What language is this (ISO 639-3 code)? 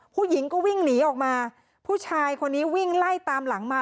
tha